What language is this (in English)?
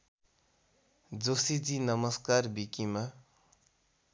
Nepali